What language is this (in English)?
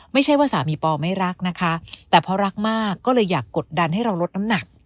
Thai